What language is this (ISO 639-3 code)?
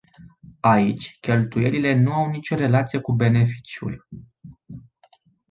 ron